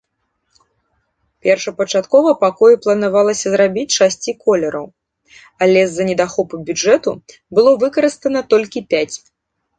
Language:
Belarusian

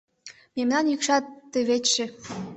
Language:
Mari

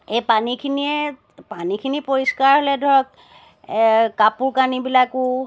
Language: Assamese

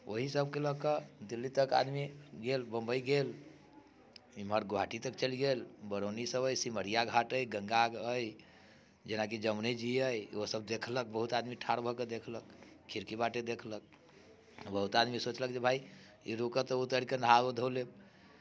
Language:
Maithili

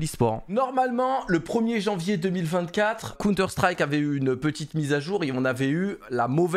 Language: French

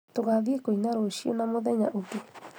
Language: Kikuyu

